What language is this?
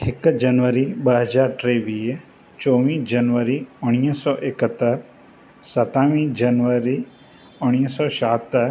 Sindhi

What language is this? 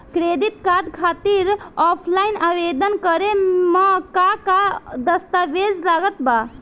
Bhojpuri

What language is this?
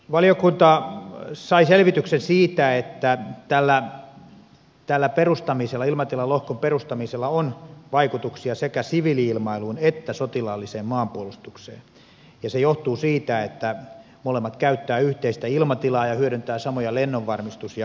Finnish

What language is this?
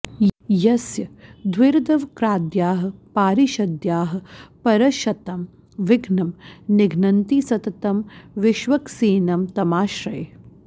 Sanskrit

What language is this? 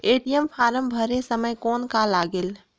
Chhattisgarhi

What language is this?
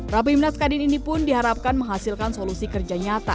Indonesian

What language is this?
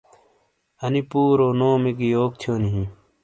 Shina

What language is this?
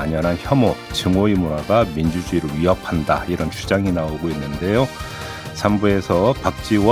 Korean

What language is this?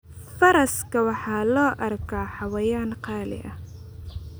Somali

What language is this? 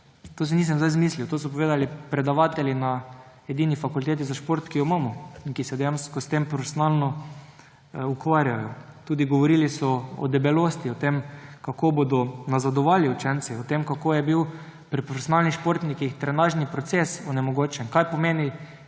Slovenian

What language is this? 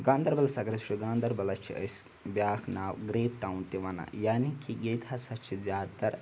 Kashmiri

